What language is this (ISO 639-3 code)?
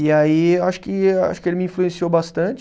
por